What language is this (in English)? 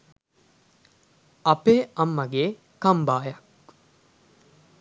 Sinhala